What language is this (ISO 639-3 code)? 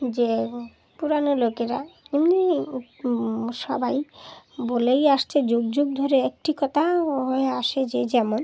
ben